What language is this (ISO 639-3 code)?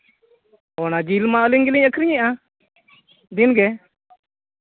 sat